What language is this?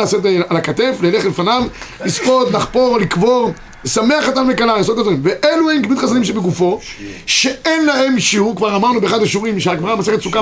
Hebrew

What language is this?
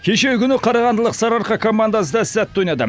Kazakh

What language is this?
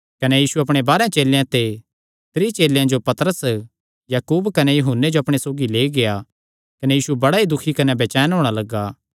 Kangri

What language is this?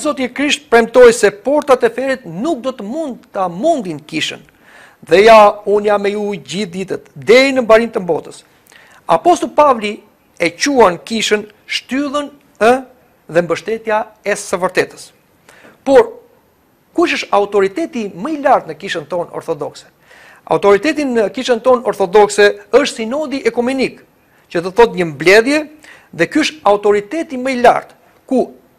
Romanian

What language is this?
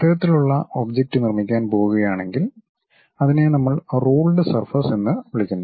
Malayalam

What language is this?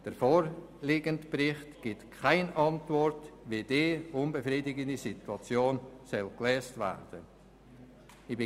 Swiss German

